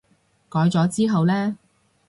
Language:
Cantonese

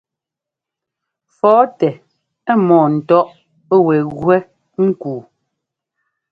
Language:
Ngomba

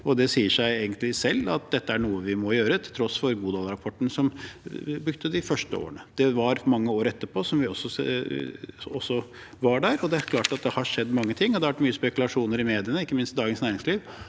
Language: Norwegian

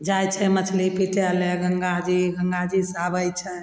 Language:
Maithili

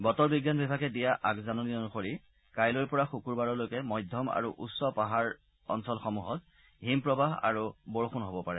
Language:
Assamese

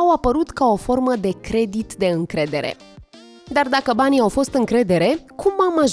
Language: Romanian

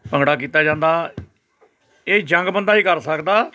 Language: Punjabi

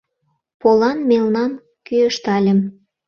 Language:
Mari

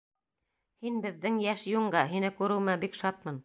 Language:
Bashkir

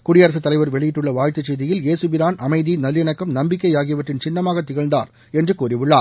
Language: Tamil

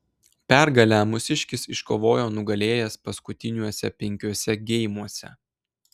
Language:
Lithuanian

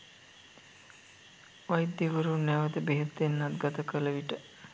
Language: Sinhala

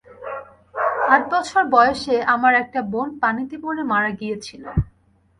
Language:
Bangla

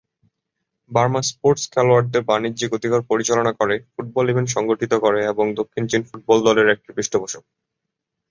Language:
Bangla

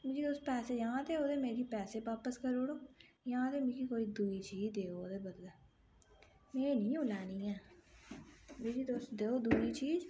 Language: Dogri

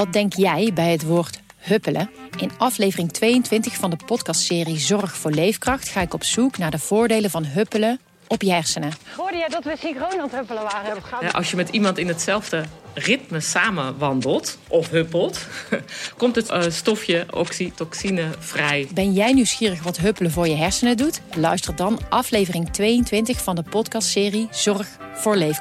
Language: Dutch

